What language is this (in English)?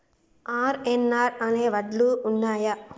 Telugu